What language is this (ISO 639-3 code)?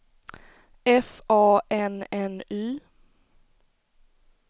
swe